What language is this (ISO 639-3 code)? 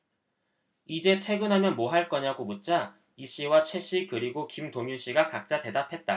kor